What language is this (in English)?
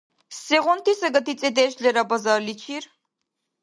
Dargwa